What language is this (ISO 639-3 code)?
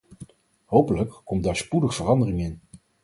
nld